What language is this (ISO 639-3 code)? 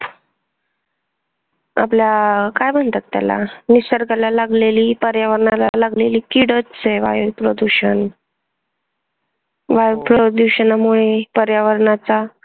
mar